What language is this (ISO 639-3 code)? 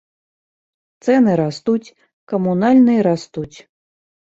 bel